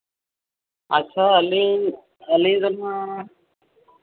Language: Santali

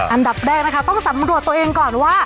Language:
Thai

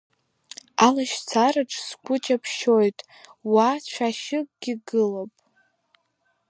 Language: Abkhazian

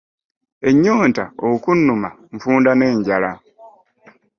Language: Ganda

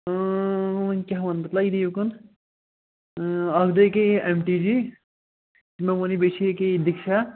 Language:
Kashmiri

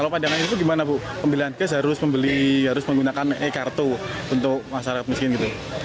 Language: Indonesian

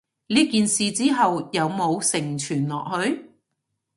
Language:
Cantonese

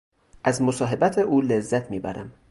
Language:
Persian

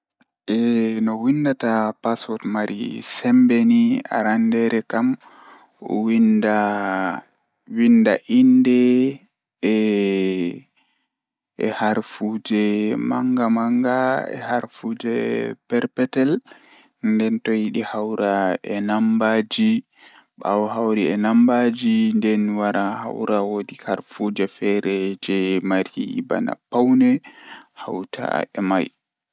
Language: Fula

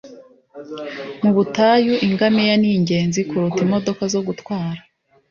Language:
Kinyarwanda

